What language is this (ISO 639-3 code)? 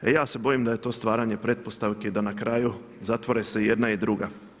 hrv